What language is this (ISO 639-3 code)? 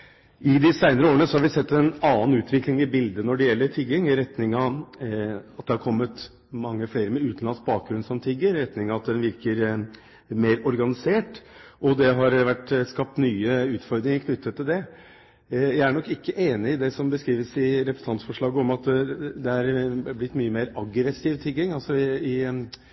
nob